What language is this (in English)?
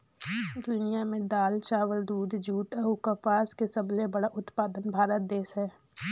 Chhattisgarhi